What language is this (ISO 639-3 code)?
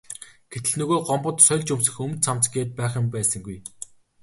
mon